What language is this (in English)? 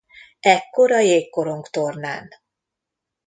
Hungarian